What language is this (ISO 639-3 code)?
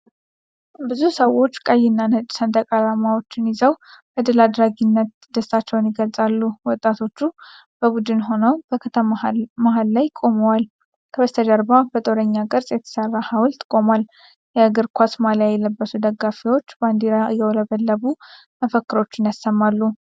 amh